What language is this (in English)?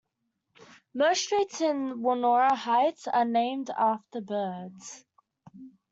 English